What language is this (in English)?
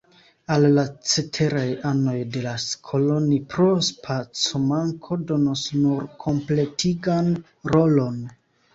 Esperanto